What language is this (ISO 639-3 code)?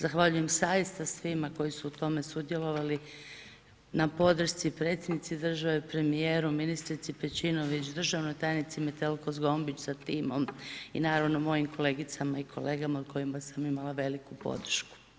hrv